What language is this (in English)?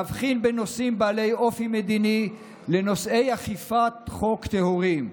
Hebrew